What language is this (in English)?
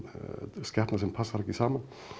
Icelandic